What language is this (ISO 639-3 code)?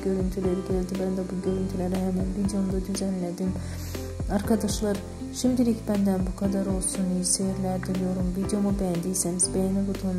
tur